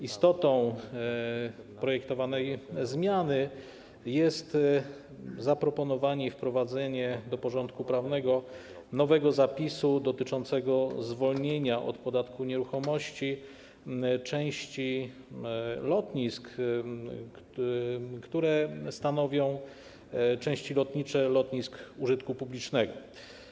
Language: Polish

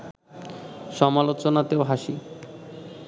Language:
Bangla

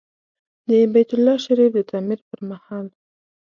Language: Pashto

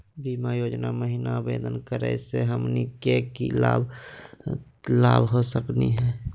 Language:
Magahi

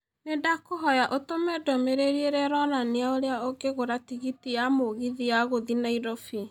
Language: Kikuyu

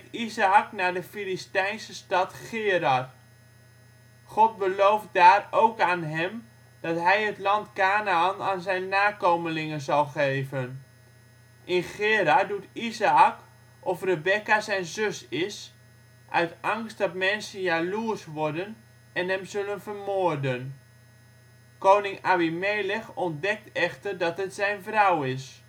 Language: Dutch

